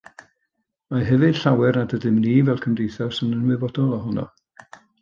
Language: Welsh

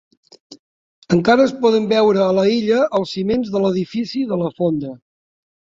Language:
Catalan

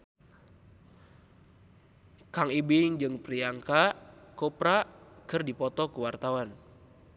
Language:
Sundanese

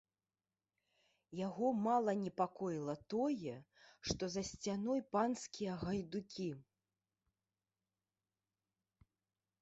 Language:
Belarusian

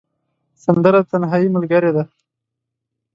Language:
Pashto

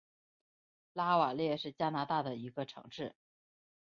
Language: Chinese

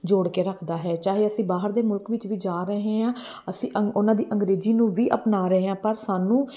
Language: Punjabi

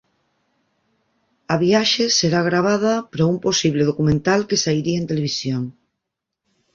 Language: Galician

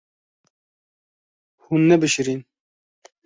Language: Kurdish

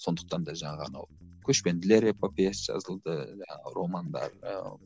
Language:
Kazakh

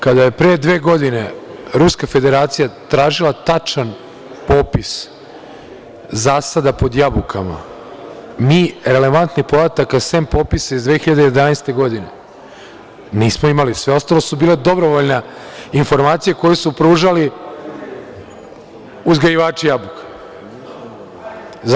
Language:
Serbian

